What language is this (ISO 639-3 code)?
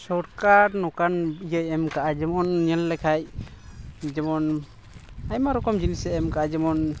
sat